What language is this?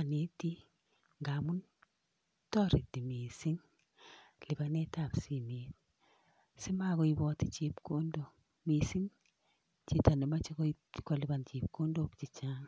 Kalenjin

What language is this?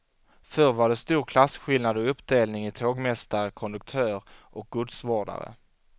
Swedish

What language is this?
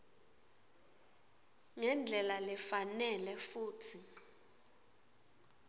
Swati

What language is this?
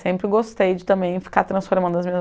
Portuguese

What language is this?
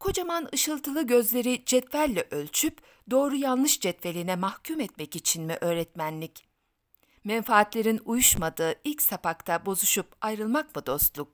Turkish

